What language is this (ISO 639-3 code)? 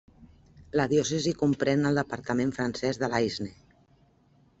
cat